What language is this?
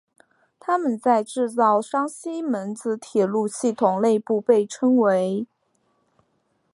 Chinese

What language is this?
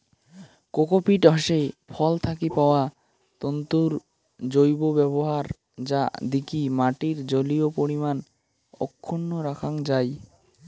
Bangla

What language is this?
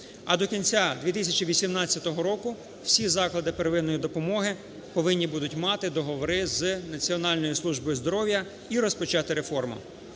Ukrainian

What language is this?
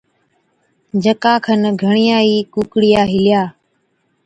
Od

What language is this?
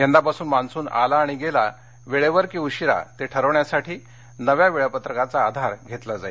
Marathi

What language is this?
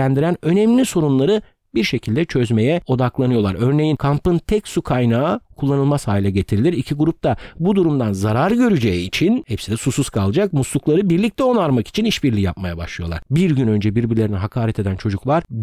Turkish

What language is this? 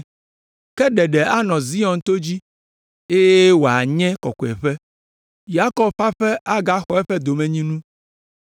Ewe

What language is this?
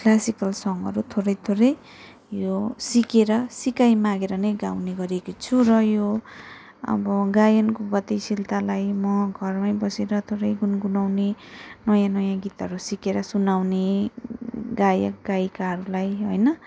Nepali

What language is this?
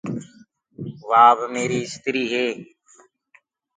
Gurgula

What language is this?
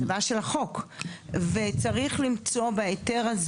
Hebrew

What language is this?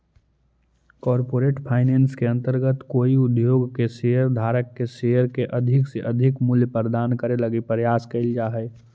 Magahi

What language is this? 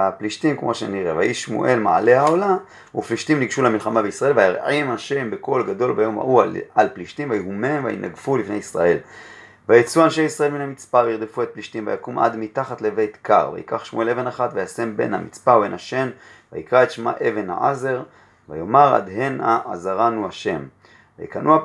Hebrew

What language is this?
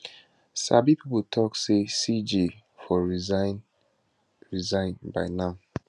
Nigerian Pidgin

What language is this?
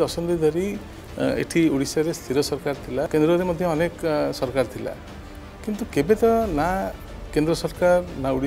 Hindi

